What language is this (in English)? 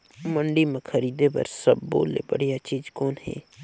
Chhattisgarhi